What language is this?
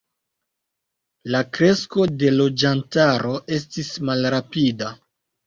Esperanto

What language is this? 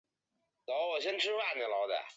Chinese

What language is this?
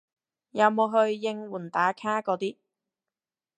Cantonese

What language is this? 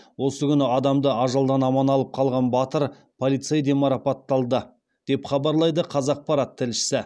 Kazakh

